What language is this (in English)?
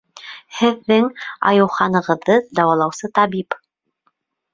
Bashkir